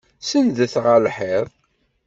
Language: Kabyle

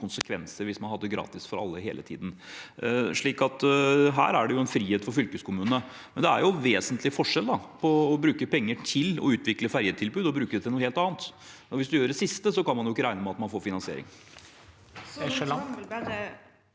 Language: Norwegian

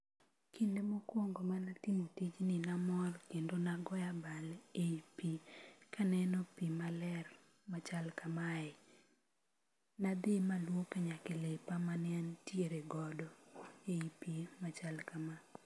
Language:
Luo (Kenya and Tanzania)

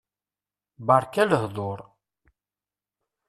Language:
Kabyle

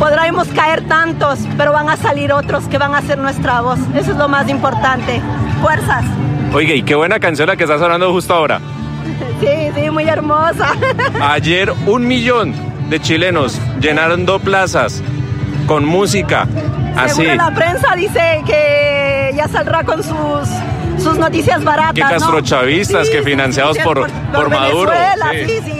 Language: Spanish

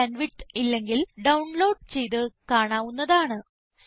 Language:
Malayalam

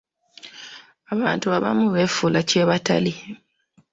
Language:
Ganda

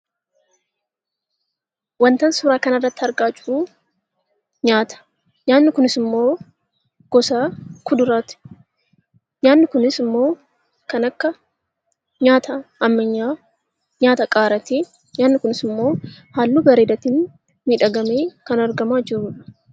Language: Oromo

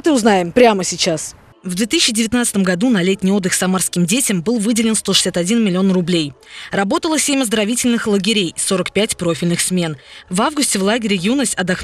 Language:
Russian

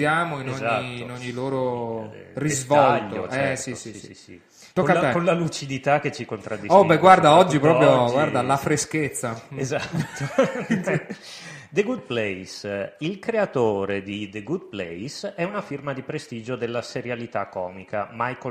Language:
Italian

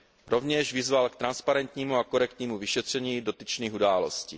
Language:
Czech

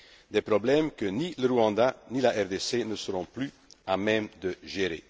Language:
French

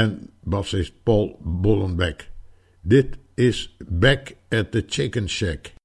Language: Dutch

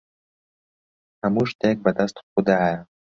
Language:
Central Kurdish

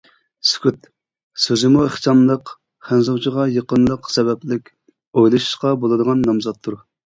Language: Uyghur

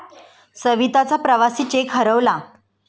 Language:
Marathi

